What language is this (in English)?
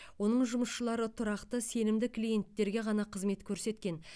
Kazakh